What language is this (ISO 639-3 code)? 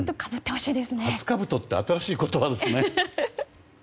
jpn